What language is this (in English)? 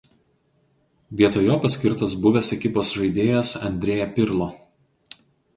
Lithuanian